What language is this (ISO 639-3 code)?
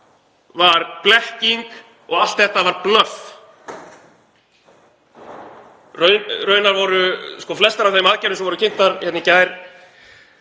isl